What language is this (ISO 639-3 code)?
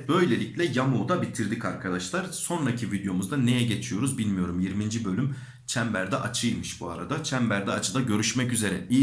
tur